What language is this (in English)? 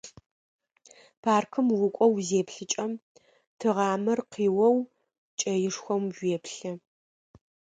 Adyghe